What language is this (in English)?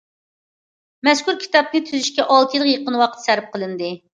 Uyghur